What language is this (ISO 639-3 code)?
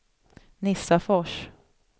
swe